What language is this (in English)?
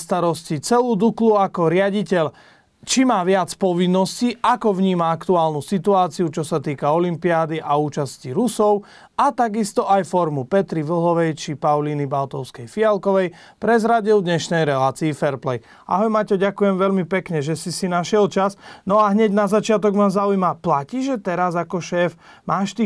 Slovak